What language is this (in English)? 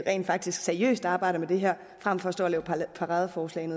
Danish